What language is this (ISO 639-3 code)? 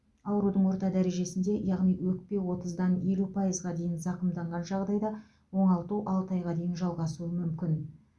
kaz